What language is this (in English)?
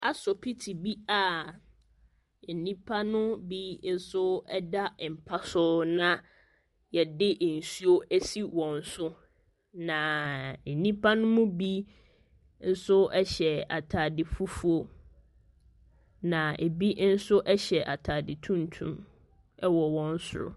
Akan